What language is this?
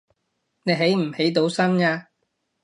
Cantonese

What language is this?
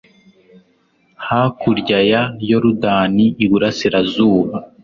Kinyarwanda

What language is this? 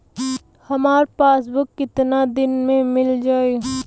Bhojpuri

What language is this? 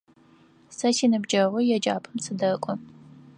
Adyghe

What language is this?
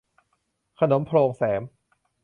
Thai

